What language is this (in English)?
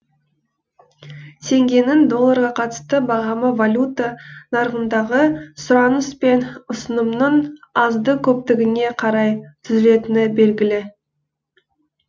Kazakh